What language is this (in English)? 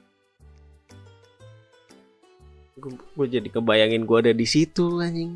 Indonesian